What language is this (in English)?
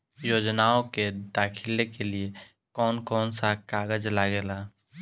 Bhojpuri